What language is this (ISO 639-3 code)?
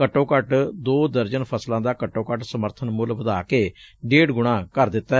pan